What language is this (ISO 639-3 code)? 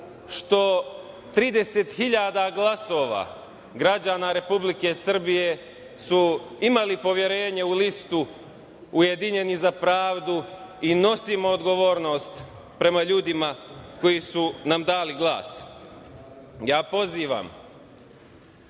srp